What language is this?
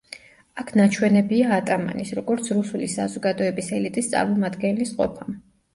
Georgian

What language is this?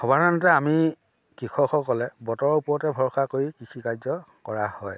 Assamese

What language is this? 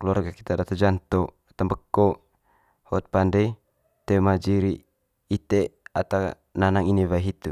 Manggarai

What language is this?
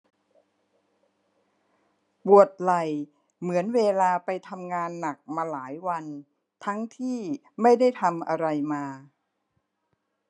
Thai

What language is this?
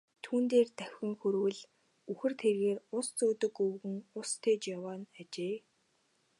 Mongolian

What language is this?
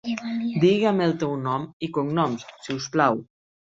Catalan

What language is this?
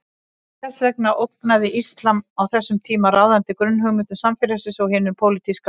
Icelandic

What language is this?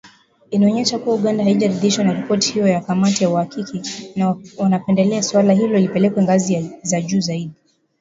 Swahili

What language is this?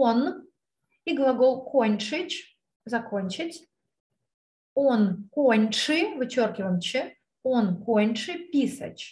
Russian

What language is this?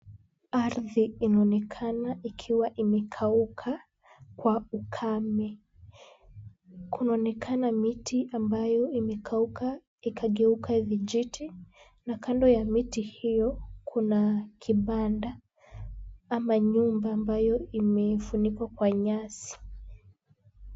Swahili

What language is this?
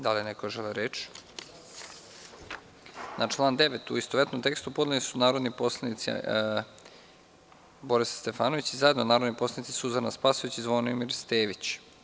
Serbian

